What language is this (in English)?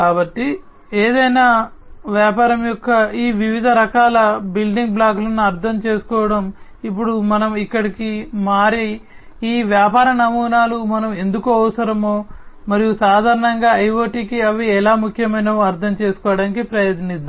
Telugu